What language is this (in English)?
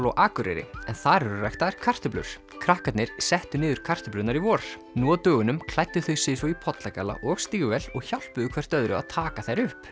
Icelandic